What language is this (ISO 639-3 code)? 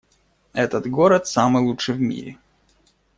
rus